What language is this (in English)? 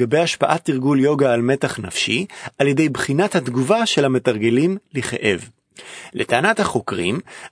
Hebrew